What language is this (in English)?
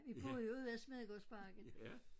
Danish